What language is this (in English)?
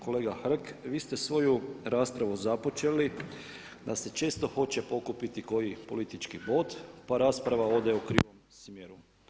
Croatian